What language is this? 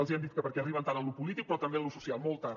Catalan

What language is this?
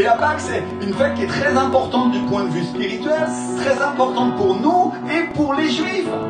French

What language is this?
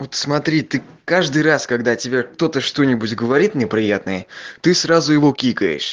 Russian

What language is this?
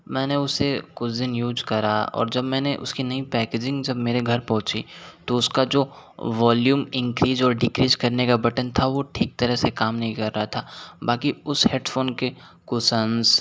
Hindi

